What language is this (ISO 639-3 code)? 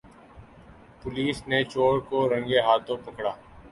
urd